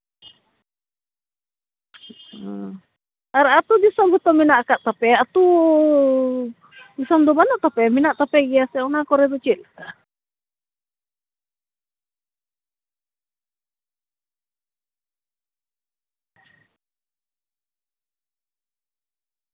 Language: Santali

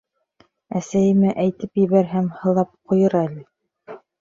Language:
Bashkir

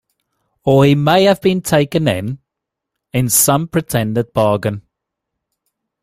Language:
English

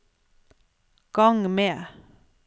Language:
Norwegian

